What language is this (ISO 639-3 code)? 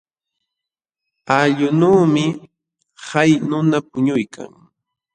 qxw